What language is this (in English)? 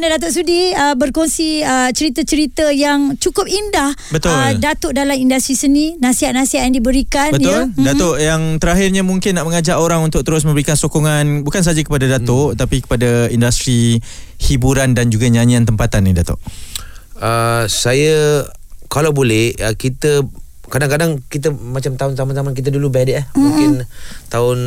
Malay